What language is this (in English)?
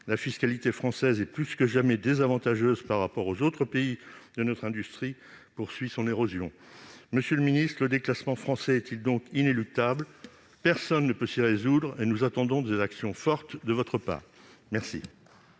French